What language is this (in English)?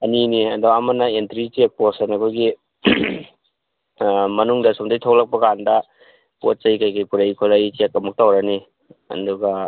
Manipuri